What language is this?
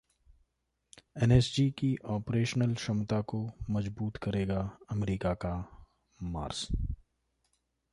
Hindi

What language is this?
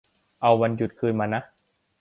Thai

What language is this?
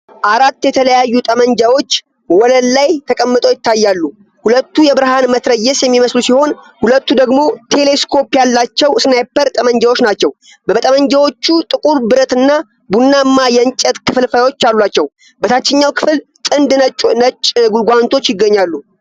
Amharic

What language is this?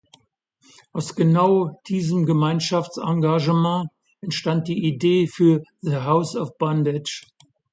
German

